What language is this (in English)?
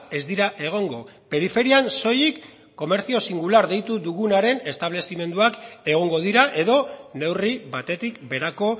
Basque